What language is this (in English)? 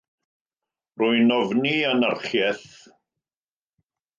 Welsh